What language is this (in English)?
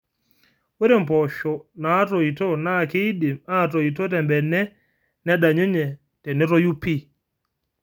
Masai